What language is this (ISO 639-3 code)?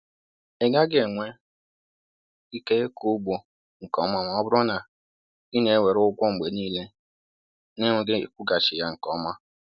ibo